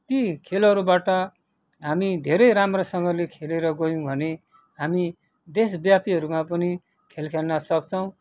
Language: Nepali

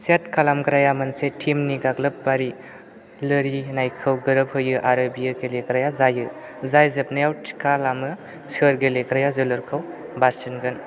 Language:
Bodo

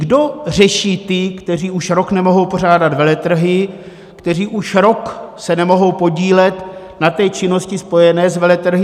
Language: Czech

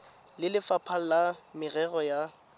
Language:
Tswana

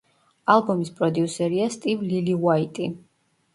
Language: Georgian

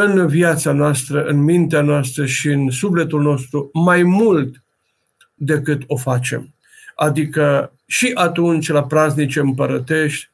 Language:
Romanian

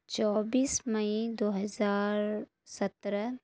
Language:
Urdu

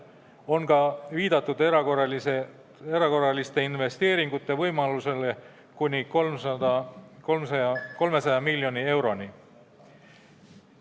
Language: Estonian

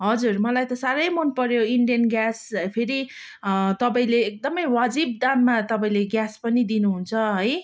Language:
Nepali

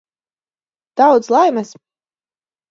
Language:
Latvian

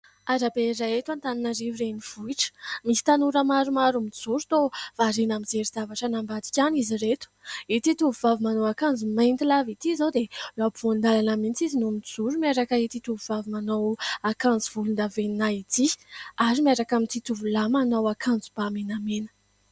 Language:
Malagasy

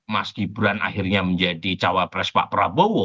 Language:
Indonesian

